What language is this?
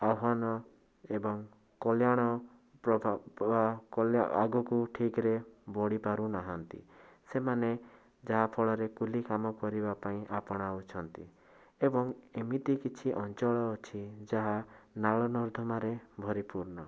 Odia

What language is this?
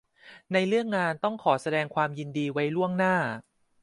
Thai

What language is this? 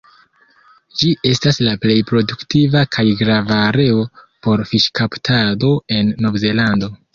Esperanto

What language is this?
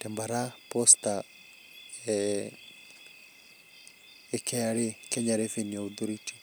Masai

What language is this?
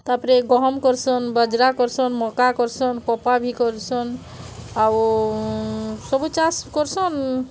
Odia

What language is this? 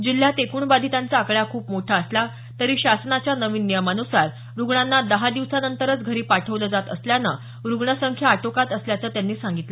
Marathi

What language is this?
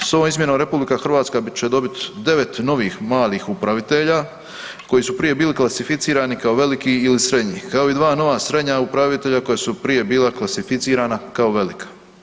Croatian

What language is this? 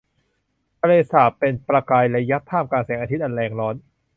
Thai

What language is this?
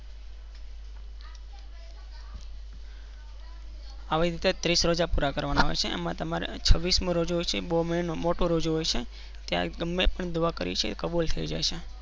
Gujarati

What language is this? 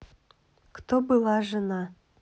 Russian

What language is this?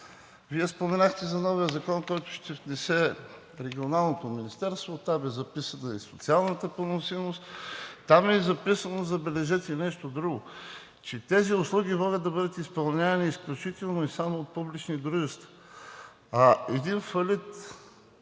Bulgarian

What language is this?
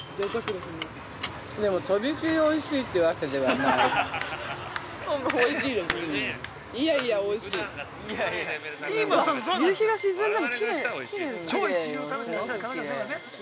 Japanese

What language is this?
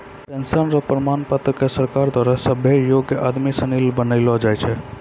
Maithili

